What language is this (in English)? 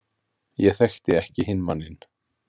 Icelandic